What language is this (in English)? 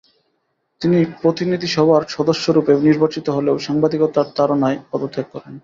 Bangla